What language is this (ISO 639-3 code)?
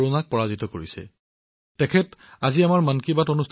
asm